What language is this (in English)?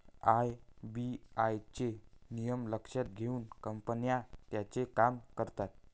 Marathi